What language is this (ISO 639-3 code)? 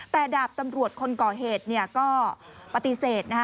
tha